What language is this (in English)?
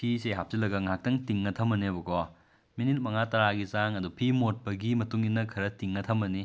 Manipuri